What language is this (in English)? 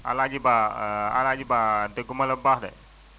Wolof